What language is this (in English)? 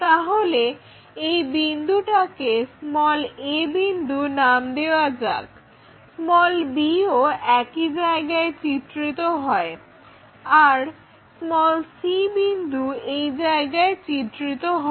Bangla